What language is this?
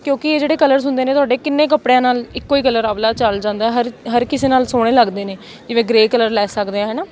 Punjabi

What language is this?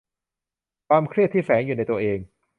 Thai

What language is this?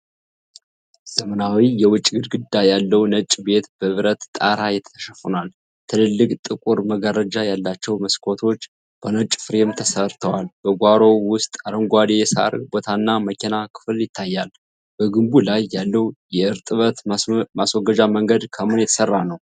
Amharic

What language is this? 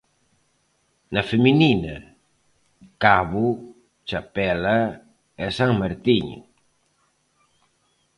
Galician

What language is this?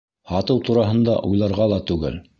Bashkir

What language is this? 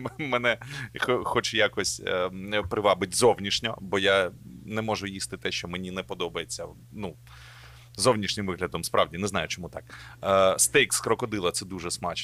Ukrainian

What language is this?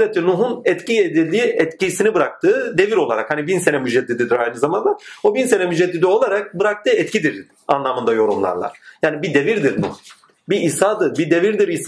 Turkish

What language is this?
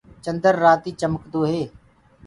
Gurgula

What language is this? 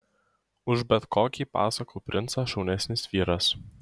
Lithuanian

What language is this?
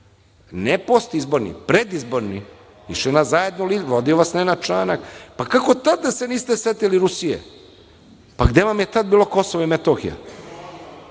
Serbian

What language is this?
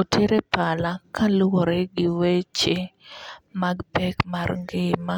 Luo (Kenya and Tanzania)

